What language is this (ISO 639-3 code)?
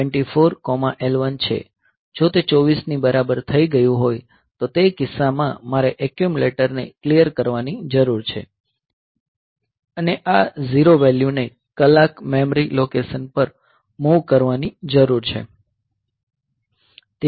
guj